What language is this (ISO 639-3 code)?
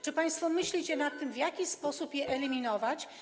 pol